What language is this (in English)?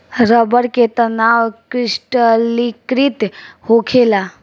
Bhojpuri